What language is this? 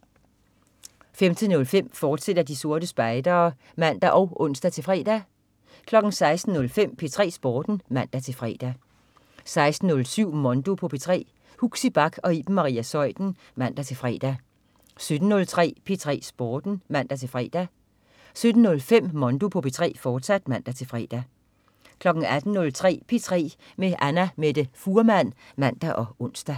Danish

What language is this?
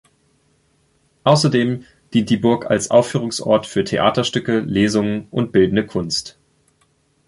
German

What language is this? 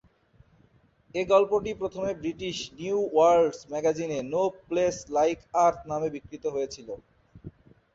Bangla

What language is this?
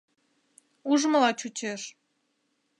Mari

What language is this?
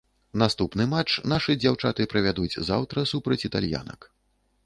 Belarusian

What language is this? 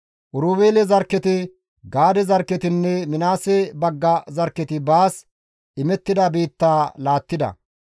Gamo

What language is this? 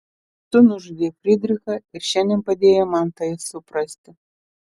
Lithuanian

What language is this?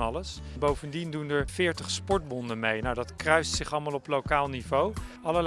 Dutch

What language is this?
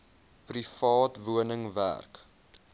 Afrikaans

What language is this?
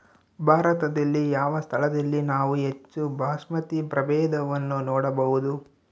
Kannada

